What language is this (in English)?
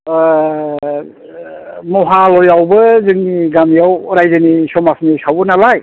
Bodo